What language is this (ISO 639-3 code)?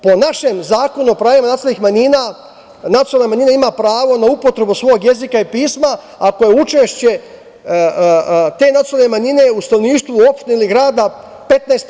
srp